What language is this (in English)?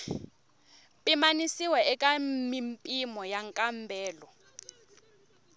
Tsonga